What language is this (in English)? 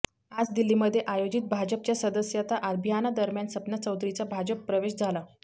Marathi